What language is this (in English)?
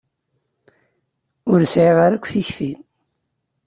Kabyle